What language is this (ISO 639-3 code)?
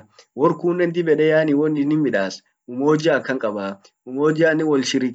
orc